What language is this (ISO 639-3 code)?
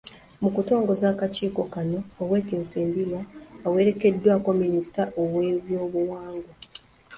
lug